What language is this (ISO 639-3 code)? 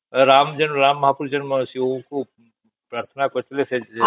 ori